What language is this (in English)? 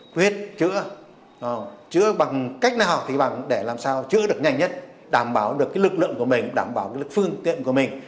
Vietnamese